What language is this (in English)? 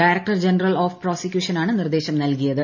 Malayalam